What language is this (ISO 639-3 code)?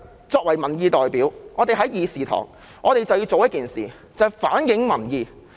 yue